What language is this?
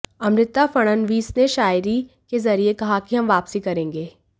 Hindi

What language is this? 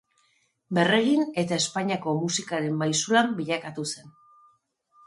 Basque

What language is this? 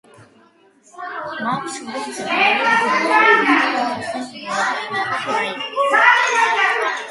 Georgian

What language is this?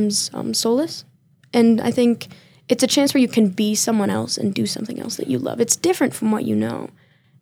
English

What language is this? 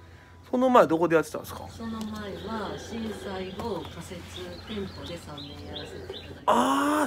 Japanese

